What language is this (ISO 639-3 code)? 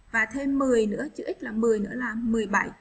vie